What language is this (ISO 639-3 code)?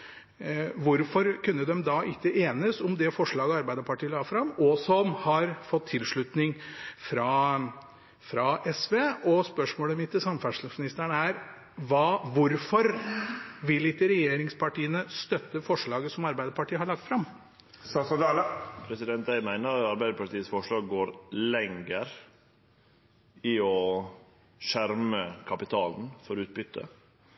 nor